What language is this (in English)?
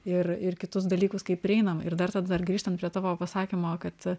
Lithuanian